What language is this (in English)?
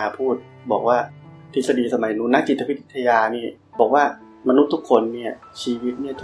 Thai